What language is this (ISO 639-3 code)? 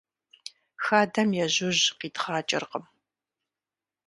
kbd